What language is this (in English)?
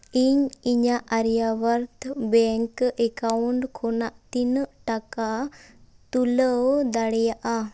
Santali